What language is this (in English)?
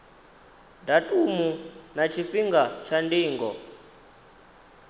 Venda